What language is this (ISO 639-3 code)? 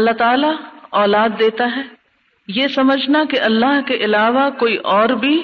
urd